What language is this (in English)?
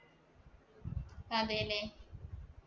Malayalam